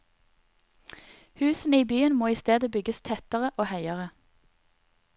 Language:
Norwegian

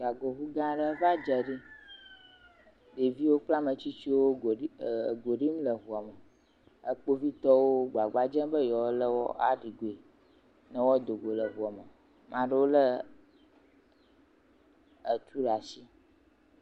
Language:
Ewe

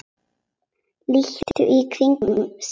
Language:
Icelandic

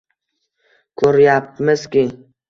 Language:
Uzbek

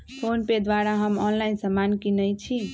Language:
Magahi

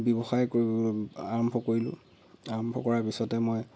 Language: Assamese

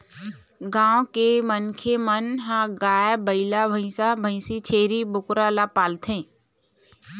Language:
Chhattisgarhi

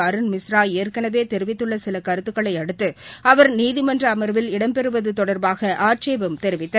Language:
Tamil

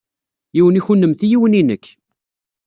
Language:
Kabyle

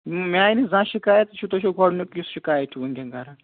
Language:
Kashmiri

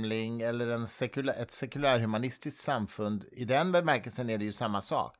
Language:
Swedish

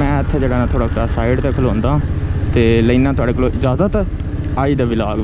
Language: Hindi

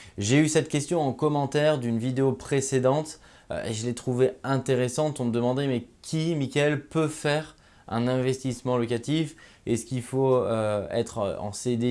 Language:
French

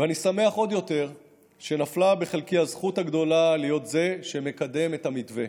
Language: Hebrew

